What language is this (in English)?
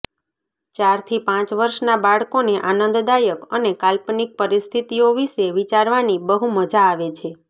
Gujarati